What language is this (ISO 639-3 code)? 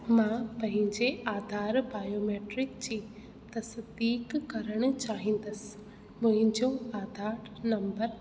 snd